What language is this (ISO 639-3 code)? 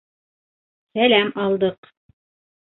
bak